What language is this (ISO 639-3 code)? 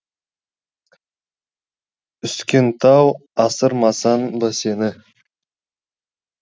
kaz